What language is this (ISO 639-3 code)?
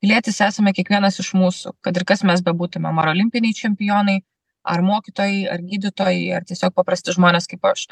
lit